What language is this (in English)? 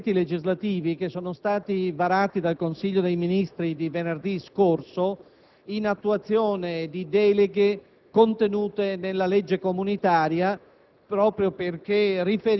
Italian